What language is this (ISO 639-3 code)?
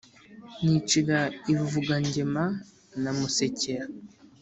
kin